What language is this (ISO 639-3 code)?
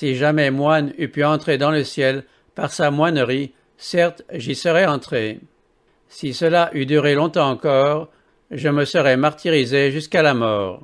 fra